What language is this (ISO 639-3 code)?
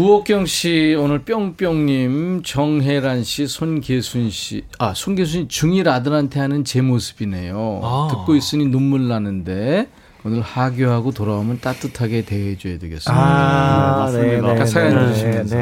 kor